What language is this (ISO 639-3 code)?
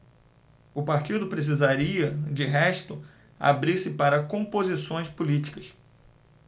por